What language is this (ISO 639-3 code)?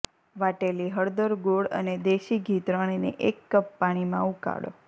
guj